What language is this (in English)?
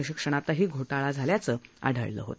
Marathi